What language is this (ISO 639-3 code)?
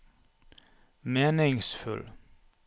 nor